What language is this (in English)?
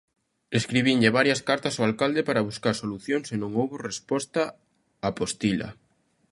Galician